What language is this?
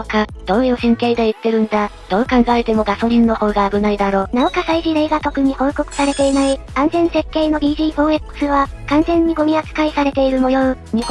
Japanese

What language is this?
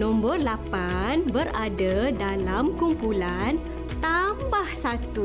Malay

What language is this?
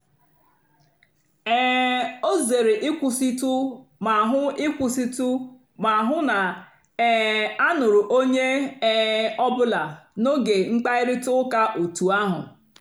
Igbo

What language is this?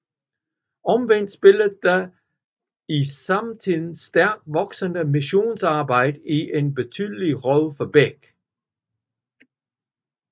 Danish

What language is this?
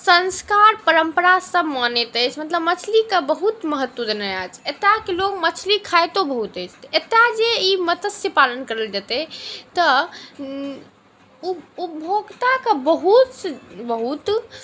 Maithili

